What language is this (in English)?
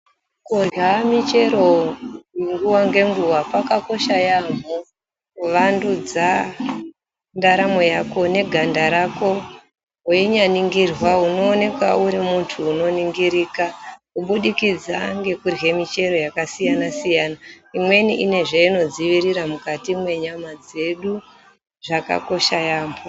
Ndau